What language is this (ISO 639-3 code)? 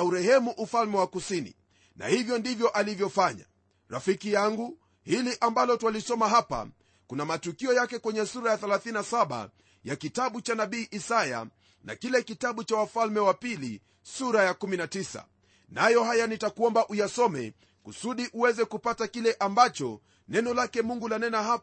swa